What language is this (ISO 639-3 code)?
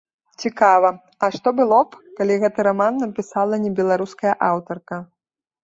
bel